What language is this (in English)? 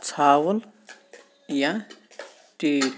Kashmiri